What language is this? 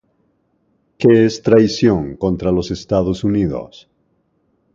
Spanish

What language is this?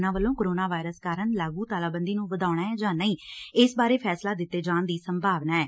Punjabi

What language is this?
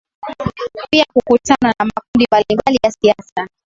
Swahili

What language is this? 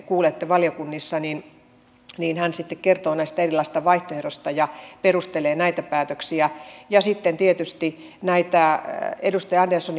Finnish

